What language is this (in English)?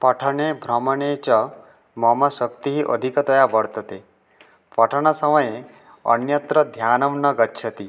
Sanskrit